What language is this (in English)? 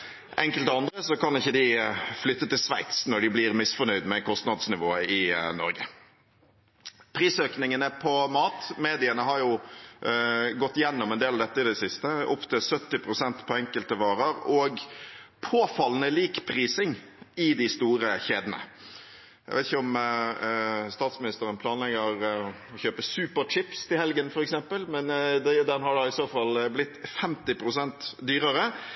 Norwegian Bokmål